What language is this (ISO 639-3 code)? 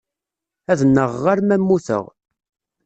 kab